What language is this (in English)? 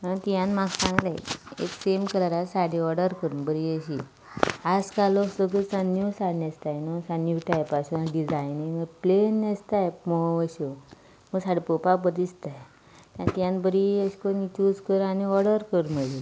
Konkani